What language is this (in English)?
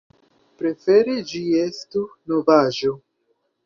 Esperanto